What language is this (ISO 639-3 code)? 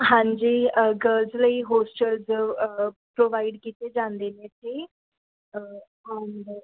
pan